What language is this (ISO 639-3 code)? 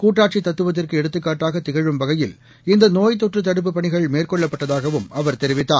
tam